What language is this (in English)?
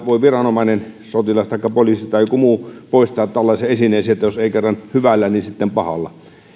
Finnish